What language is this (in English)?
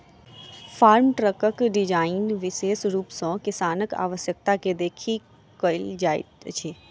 Maithili